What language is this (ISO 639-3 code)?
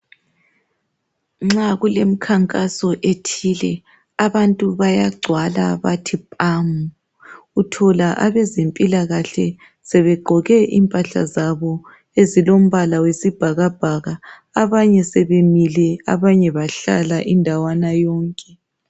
nde